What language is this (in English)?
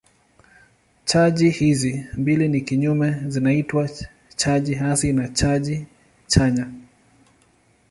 Swahili